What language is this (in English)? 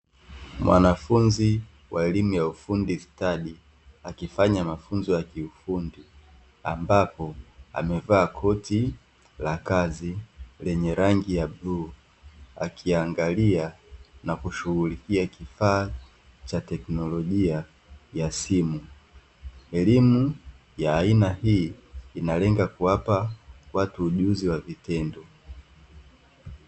Swahili